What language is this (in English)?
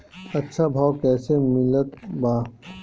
Bhojpuri